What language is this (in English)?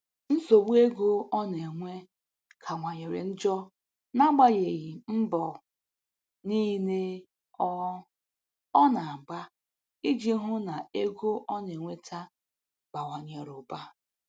Igbo